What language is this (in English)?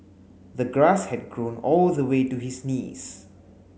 English